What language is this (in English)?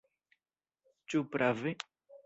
Esperanto